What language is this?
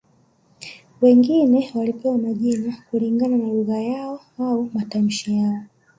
Swahili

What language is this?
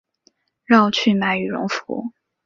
Chinese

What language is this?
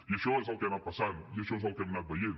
Catalan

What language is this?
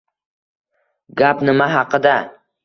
Uzbek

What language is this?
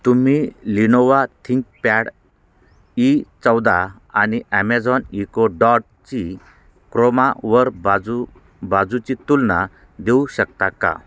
Marathi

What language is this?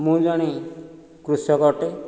Odia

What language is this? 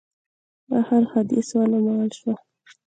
Pashto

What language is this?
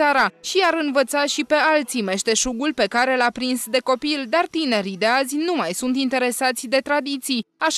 Romanian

